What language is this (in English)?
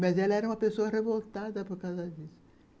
Portuguese